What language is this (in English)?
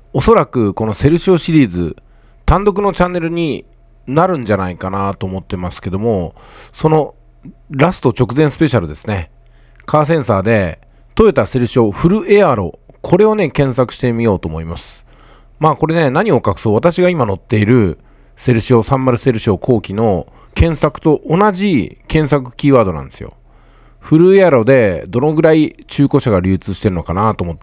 Japanese